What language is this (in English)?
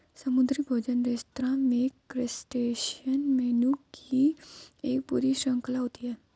Hindi